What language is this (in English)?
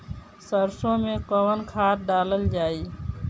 Bhojpuri